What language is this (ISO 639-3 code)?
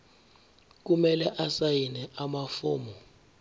zul